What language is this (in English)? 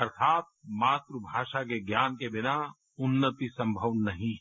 Hindi